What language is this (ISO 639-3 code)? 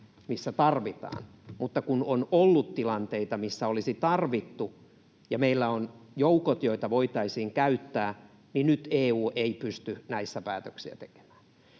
fin